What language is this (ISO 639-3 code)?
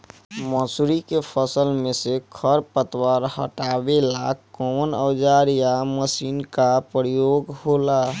bho